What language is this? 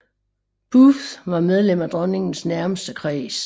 Danish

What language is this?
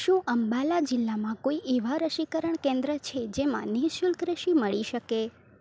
Gujarati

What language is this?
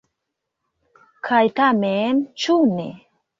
Esperanto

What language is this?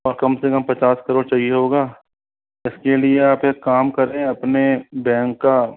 Hindi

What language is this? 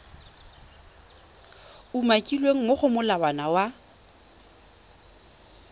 Tswana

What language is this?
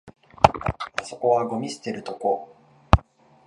Japanese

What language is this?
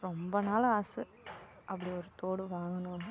Tamil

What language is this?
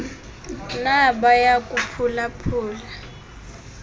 Xhosa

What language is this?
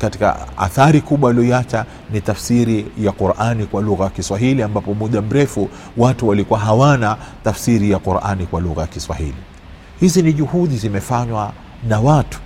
Swahili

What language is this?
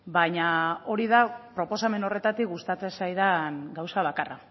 Basque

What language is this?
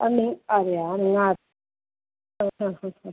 Malayalam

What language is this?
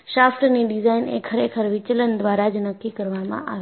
Gujarati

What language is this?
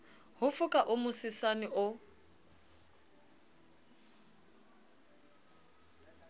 Southern Sotho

